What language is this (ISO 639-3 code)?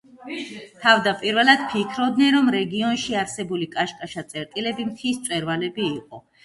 kat